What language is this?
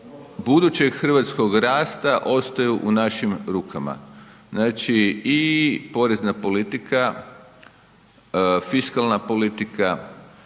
Croatian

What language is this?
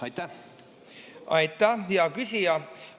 Estonian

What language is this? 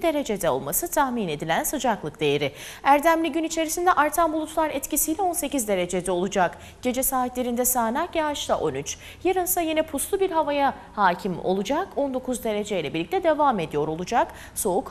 Turkish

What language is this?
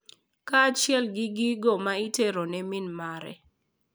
Luo (Kenya and Tanzania)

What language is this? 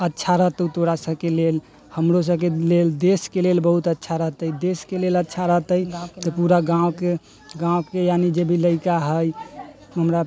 Maithili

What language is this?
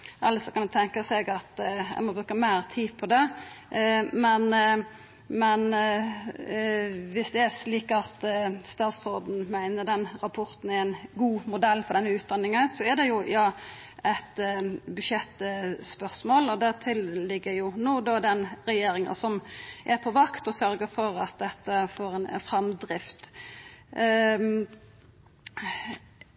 Norwegian Nynorsk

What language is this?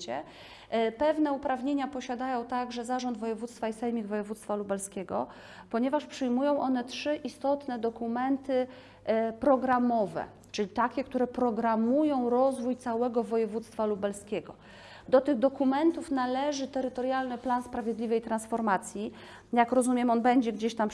Polish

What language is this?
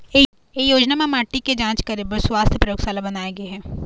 Chhattisgarhi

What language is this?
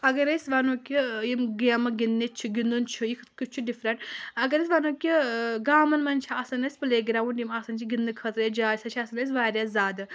Kashmiri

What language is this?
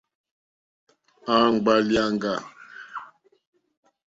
Mokpwe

